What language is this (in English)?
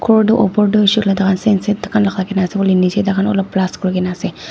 Naga Pidgin